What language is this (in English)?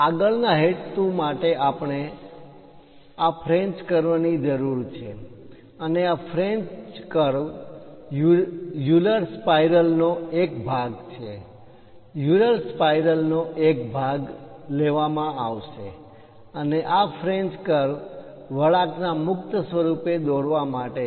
Gujarati